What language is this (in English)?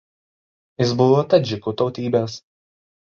Lithuanian